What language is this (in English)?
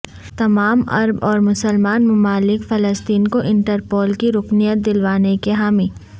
Urdu